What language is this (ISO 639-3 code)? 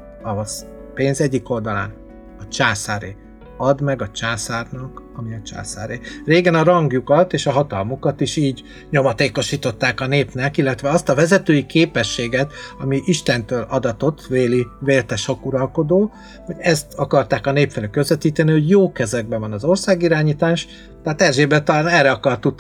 hun